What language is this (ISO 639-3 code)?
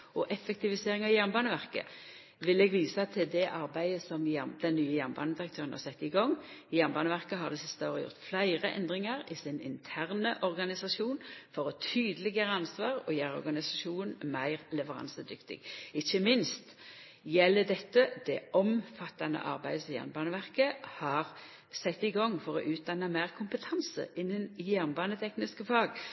nno